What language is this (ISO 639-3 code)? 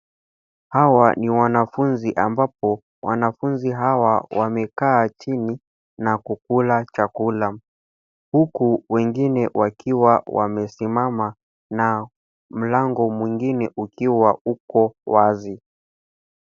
swa